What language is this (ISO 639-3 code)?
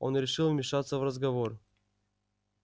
rus